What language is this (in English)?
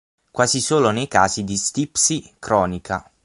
Italian